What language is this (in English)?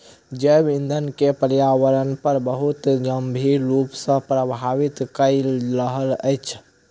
Maithili